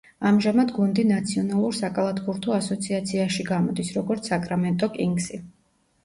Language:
Georgian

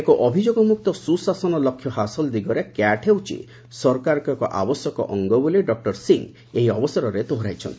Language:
Odia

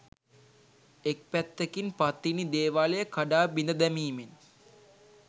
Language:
Sinhala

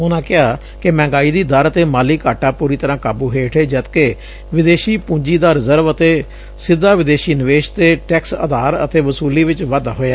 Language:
Punjabi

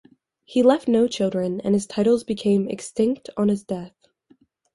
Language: English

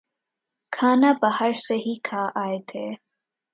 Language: Urdu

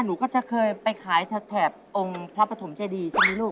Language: Thai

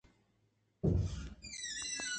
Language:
Eastern Balochi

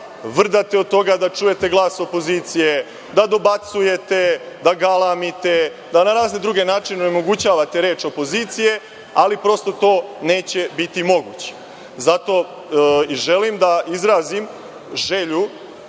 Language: Serbian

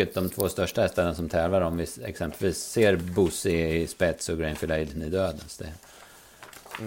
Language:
Swedish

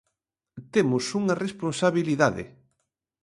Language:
Galician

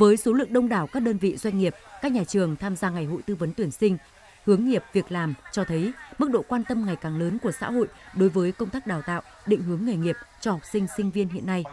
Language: Vietnamese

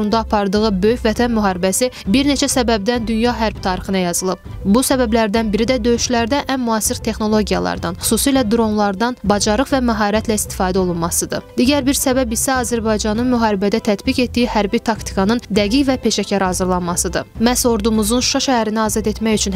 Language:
Turkish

